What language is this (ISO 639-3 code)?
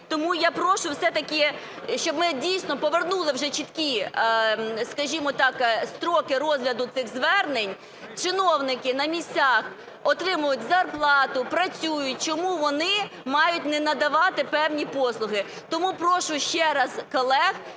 ukr